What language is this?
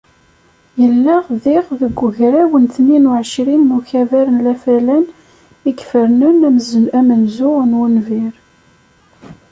Kabyle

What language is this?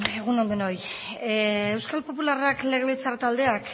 Basque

